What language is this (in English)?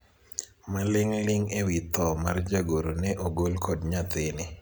Luo (Kenya and Tanzania)